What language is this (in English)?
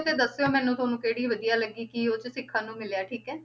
Punjabi